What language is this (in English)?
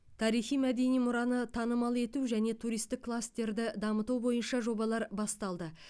Kazakh